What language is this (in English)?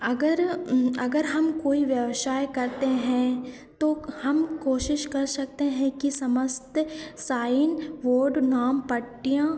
Hindi